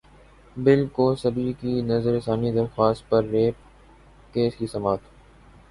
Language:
Urdu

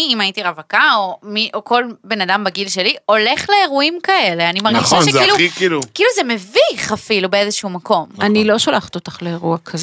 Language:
Hebrew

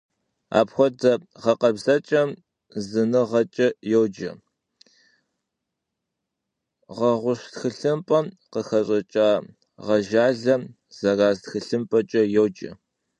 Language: Kabardian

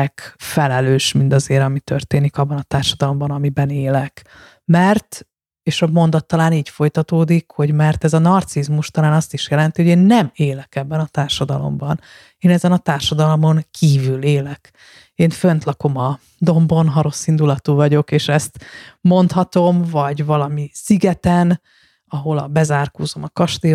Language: Hungarian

